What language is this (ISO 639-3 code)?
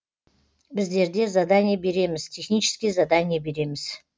kaz